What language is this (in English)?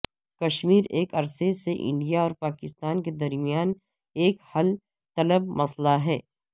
Urdu